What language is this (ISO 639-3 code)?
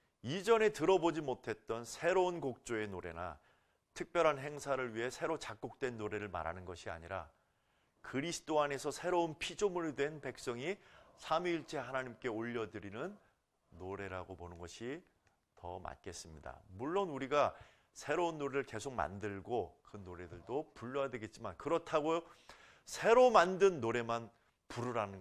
kor